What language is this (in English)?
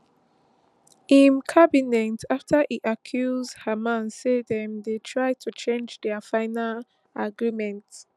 Nigerian Pidgin